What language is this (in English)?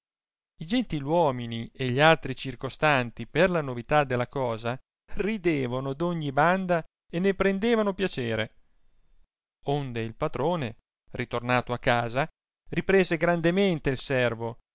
Italian